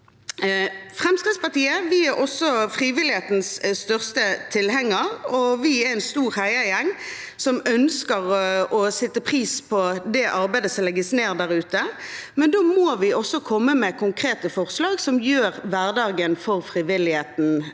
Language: Norwegian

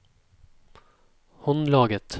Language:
Norwegian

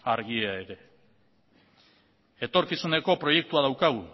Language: Basque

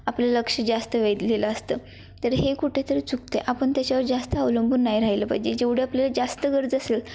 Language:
Marathi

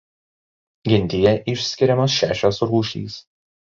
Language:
Lithuanian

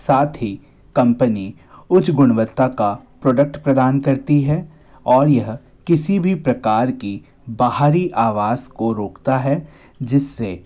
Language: Hindi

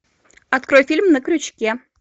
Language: Russian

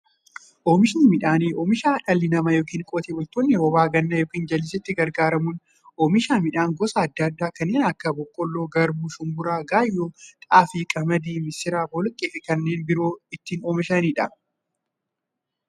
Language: Oromo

